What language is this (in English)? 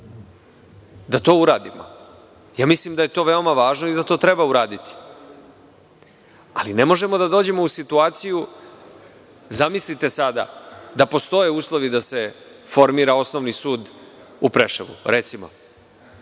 Serbian